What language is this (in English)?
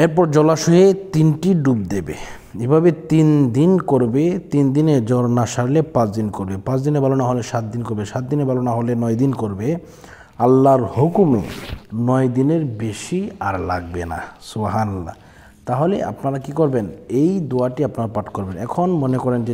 Arabic